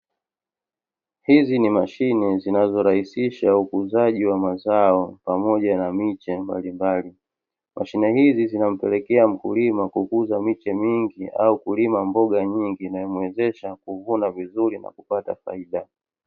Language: Swahili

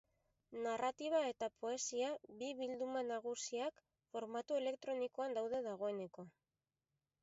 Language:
Basque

